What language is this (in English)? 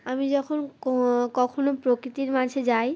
Bangla